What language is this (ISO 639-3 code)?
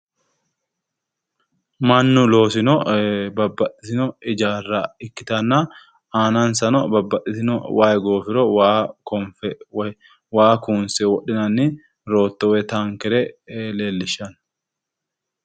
sid